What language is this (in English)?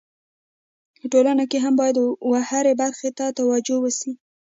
Pashto